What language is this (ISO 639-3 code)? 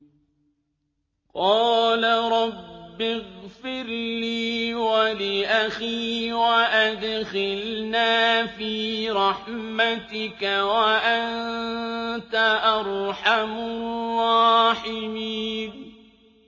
ara